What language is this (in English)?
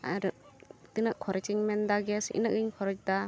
Santali